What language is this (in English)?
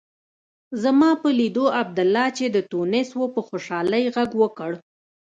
Pashto